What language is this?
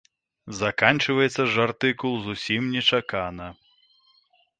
Belarusian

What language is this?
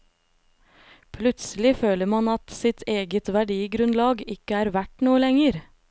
Norwegian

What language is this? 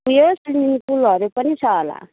Nepali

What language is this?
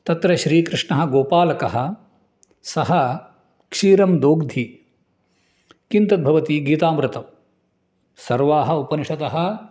Sanskrit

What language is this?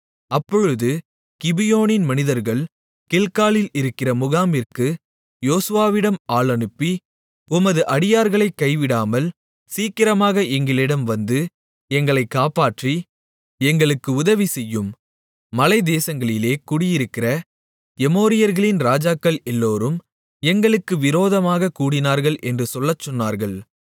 Tamil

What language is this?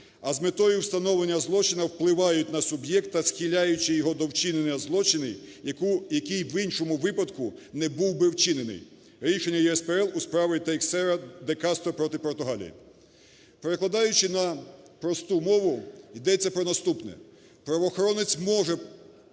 Ukrainian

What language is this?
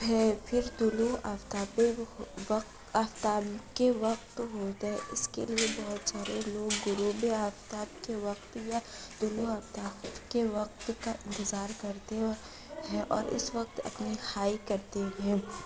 Urdu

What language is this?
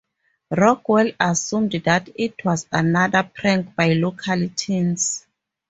English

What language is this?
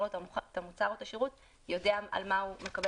Hebrew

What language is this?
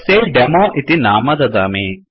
Sanskrit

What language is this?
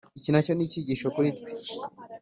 Kinyarwanda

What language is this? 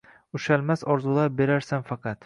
Uzbek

